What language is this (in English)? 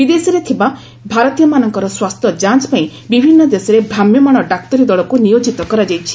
Odia